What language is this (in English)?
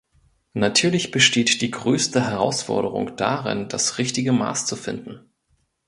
German